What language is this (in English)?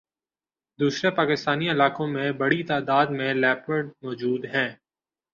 Urdu